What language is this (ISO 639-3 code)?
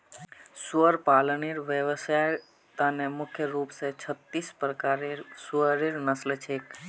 mag